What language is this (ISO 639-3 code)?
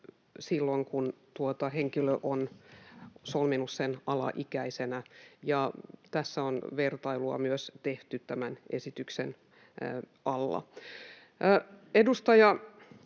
fin